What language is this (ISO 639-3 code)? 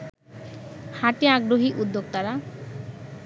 ben